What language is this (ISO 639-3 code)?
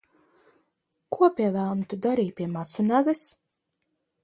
lav